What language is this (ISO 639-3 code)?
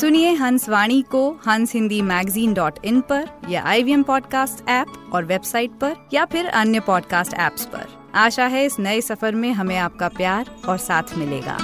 hin